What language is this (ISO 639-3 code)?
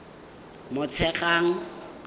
tsn